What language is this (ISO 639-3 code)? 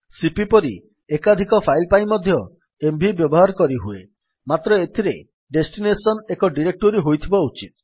ori